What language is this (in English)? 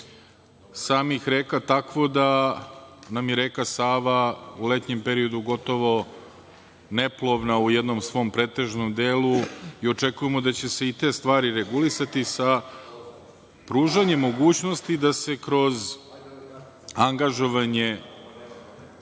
Serbian